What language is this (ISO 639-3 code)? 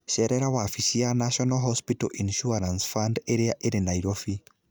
kik